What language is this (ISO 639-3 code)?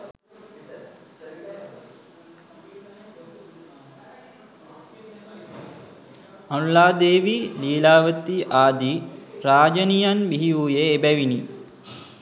sin